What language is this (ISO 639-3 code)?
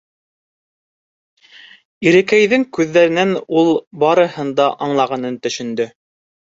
bak